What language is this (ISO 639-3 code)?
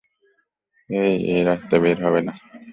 ben